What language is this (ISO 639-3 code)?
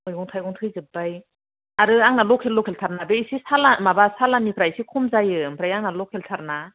brx